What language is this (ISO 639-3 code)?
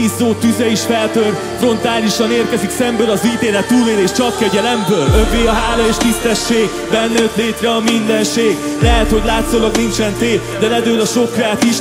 hun